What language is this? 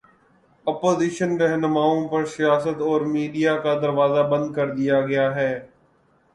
Urdu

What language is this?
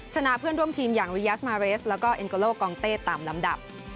Thai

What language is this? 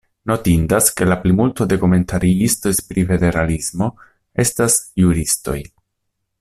Esperanto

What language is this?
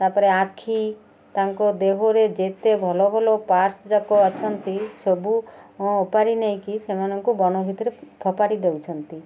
Odia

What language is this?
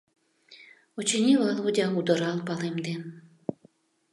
Mari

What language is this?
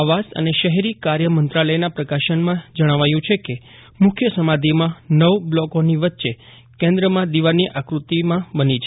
Gujarati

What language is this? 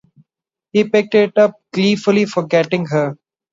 English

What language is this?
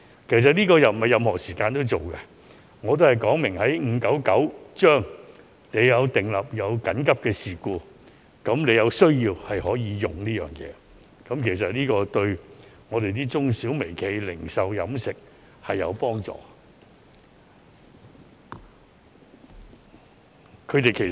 Cantonese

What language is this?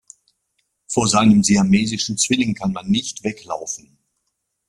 German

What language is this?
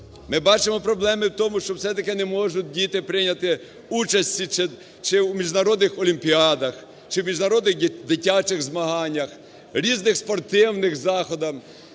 Ukrainian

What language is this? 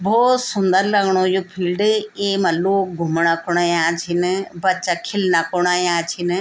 Garhwali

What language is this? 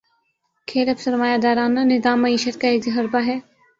Urdu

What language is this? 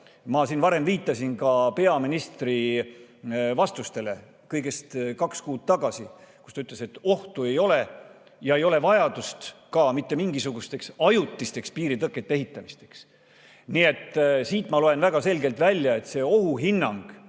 Estonian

